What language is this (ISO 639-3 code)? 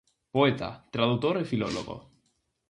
glg